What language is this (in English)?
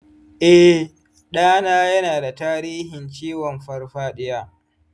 Hausa